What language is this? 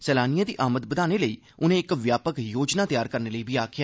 Dogri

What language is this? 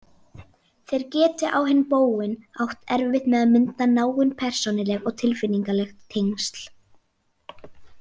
Icelandic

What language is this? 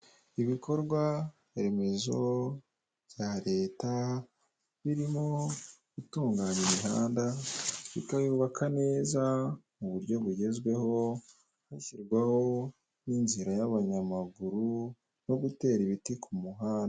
Kinyarwanda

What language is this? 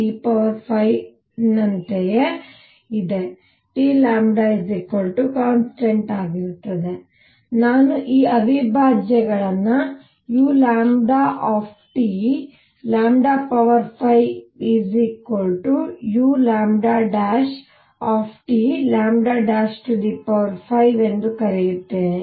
Kannada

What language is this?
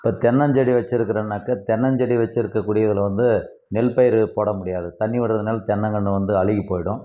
Tamil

